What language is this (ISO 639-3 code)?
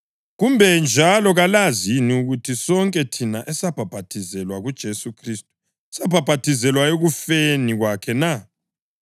nde